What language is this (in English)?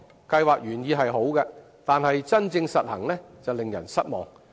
Cantonese